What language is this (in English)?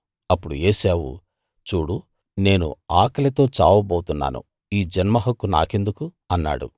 Telugu